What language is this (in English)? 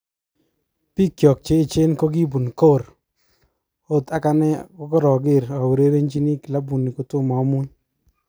Kalenjin